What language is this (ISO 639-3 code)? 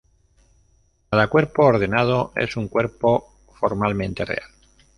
spa